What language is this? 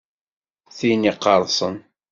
Kabyle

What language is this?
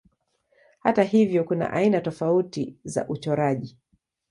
Swahili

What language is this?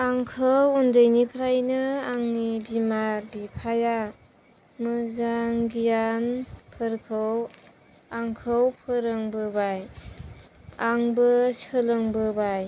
Bodo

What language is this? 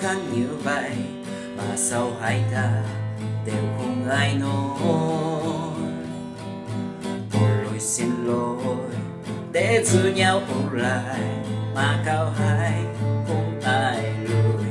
Vietnamese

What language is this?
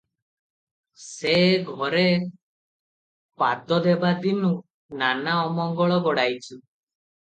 Odia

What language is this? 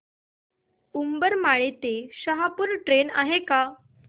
Marathi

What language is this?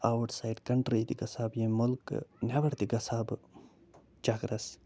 Kashmiri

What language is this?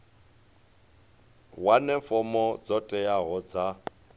Venda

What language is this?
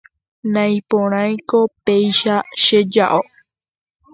Guarani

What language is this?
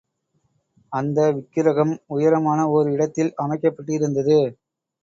Tamil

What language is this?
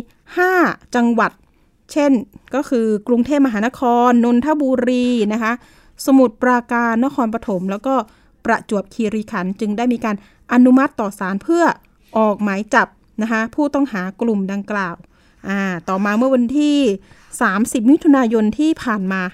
Thai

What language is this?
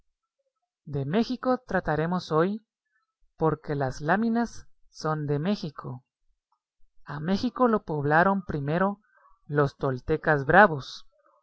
Spanish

